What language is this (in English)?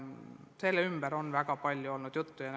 Estonian